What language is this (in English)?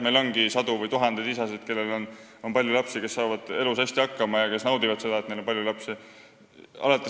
Estonian